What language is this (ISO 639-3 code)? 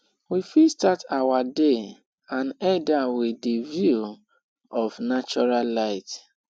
pcm